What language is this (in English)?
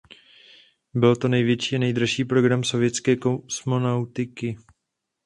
Czech